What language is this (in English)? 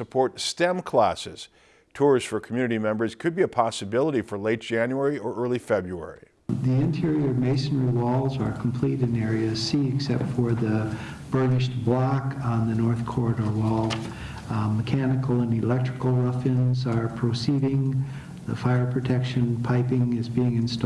English